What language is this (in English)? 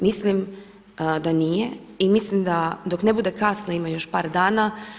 Croatian